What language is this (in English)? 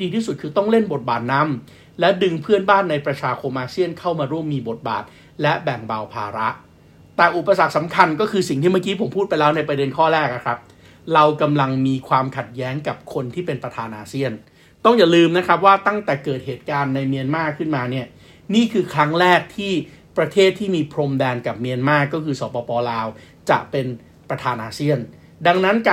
Thai